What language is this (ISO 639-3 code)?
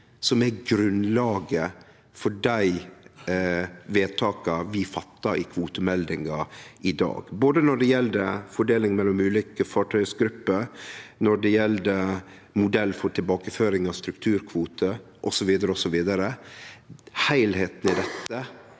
nor